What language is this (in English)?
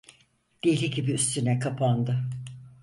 Turkish